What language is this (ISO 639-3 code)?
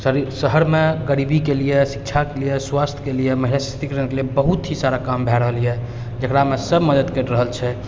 mai